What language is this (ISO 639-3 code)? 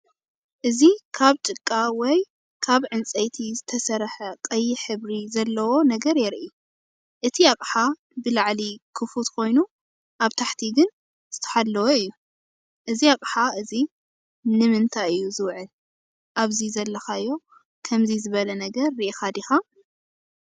tir